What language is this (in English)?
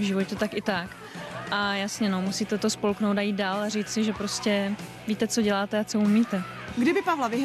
Czech